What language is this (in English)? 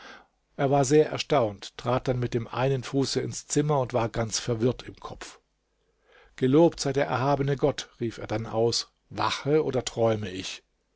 German